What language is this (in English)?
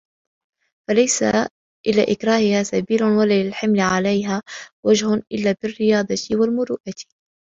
Arabic